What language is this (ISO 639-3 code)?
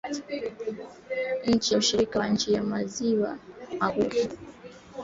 swa